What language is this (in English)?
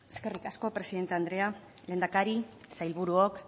Basque